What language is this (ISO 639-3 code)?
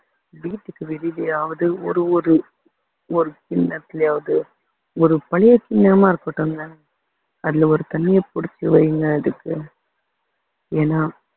tam